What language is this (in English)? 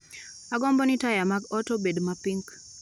Luo (Kenya and Tanzania)